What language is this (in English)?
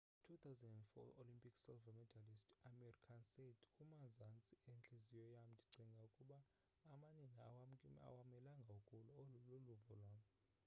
Xhosa